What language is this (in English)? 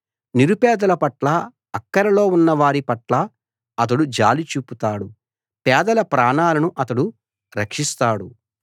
Telugu